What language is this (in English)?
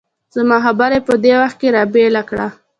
Pashto